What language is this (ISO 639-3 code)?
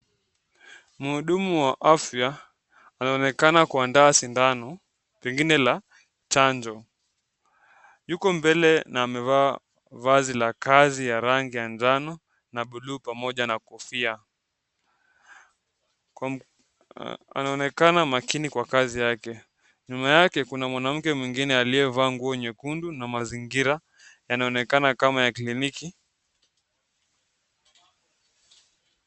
swa